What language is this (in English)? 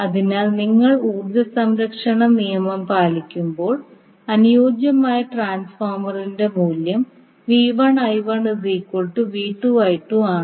Malayalam